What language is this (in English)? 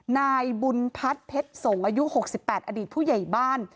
Thai